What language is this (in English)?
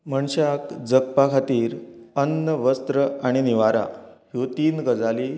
Konkani